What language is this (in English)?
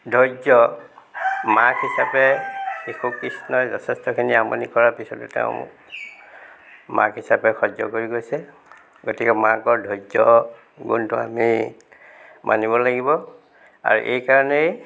Assamese